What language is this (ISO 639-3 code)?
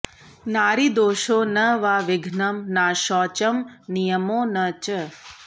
san